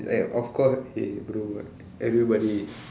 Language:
English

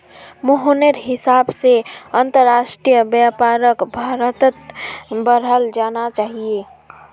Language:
Magahi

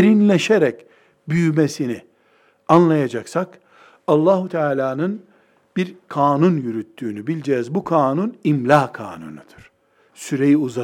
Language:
Turkish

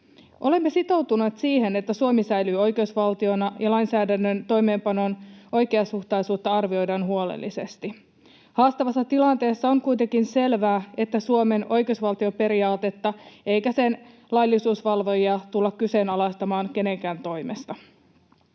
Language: Finnish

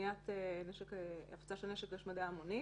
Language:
Hebrew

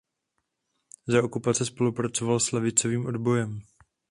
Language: Czech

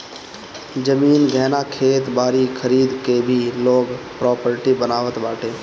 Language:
Bhojpuri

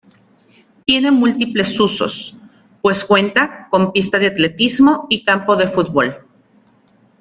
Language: Spanish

